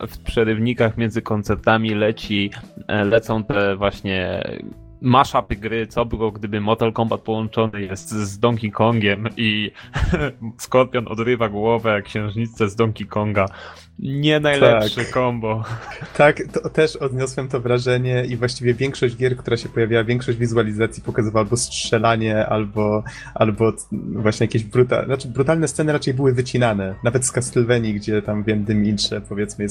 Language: Polish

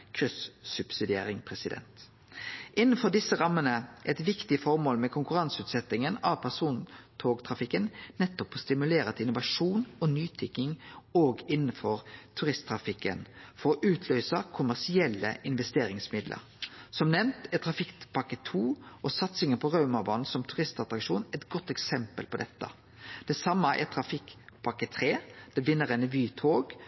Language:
Norwegian Nynorsk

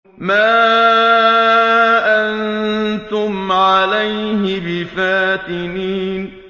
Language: Arabic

